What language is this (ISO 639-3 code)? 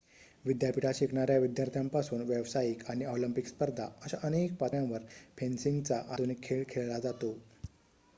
mar